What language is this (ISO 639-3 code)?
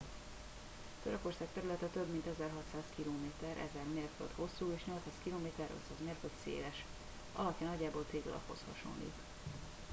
hun